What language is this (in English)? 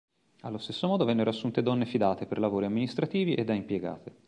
Italian